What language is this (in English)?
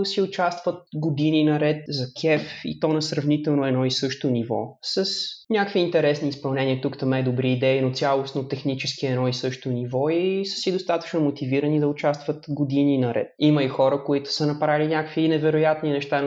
Bulgarian